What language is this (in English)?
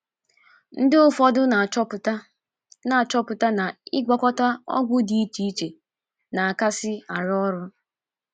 Igbo